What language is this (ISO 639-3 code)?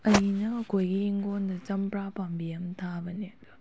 mni